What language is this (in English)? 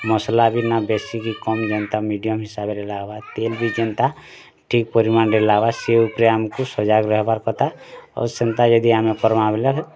Odia